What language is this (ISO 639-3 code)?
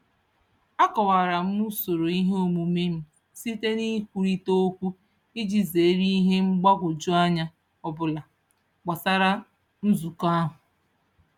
ibo